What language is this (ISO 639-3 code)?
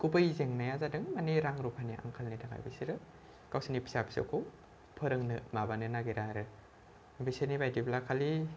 brx